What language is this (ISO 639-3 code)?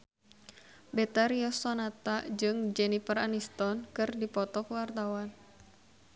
sun